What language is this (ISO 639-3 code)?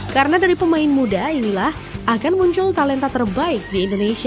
ind